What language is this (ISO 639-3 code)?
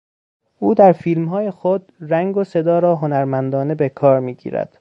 fas